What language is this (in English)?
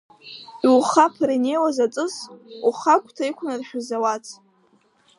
Abkhazian